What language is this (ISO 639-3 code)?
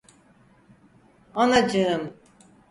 tur